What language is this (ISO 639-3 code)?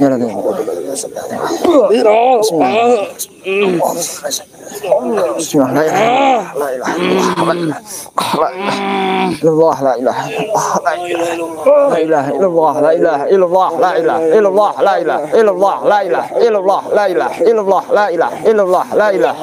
ind